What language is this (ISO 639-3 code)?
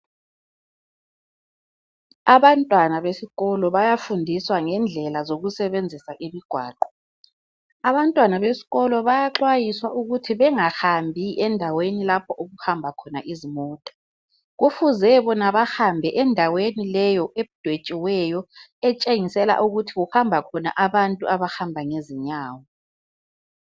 nde